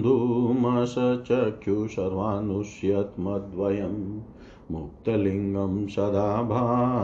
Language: Hindi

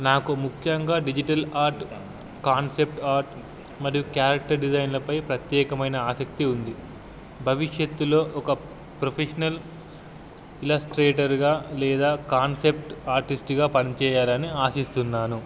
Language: Telugu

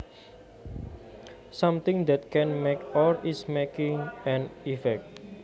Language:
Javanese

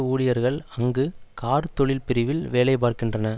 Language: Tamil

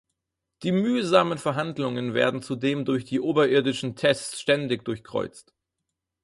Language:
German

